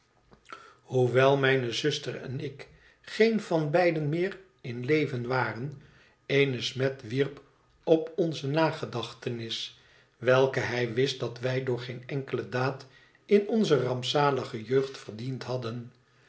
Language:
Dutch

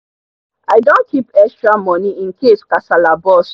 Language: Nigerian Pidgin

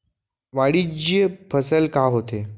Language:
Chhattisgarhi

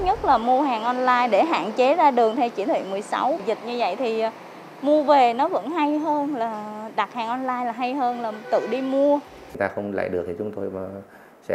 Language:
Vietnamese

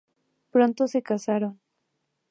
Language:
Spanish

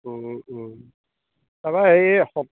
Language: Assamese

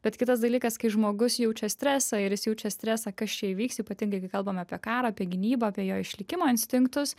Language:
Lithuanian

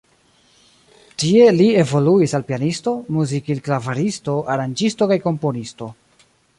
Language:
Esperanto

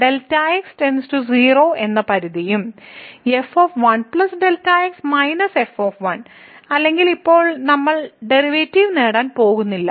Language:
Malayalam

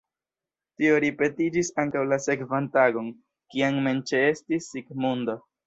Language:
Esperanto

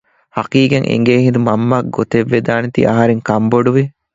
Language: Divehi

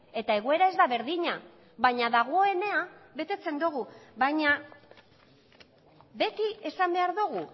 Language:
Basque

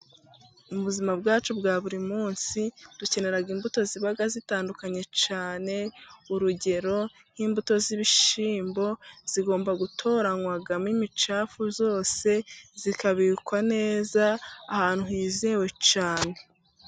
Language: Kinyarwanda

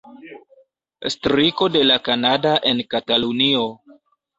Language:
Esperanto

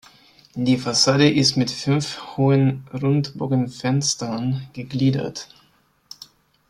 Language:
German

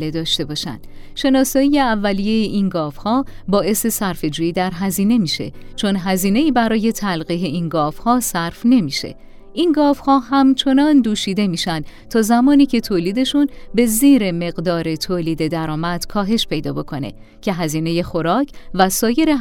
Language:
Persian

